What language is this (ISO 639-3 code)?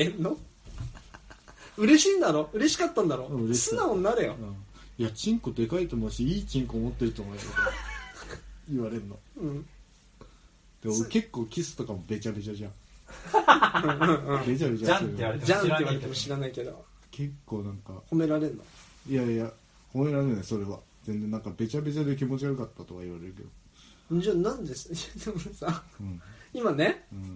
jpn